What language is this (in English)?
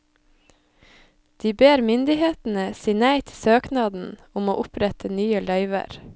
Norwegian